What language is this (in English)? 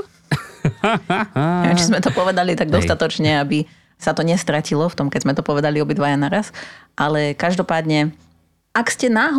Slovak